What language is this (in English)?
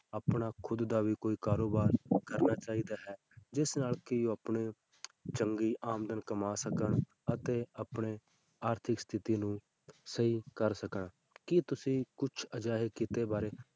Punjabi